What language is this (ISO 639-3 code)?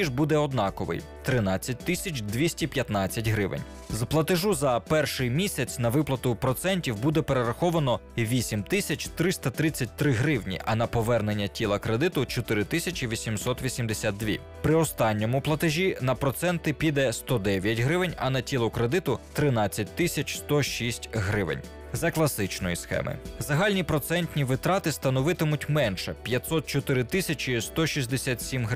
ukr